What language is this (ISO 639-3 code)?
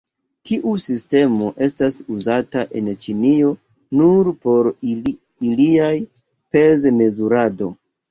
epo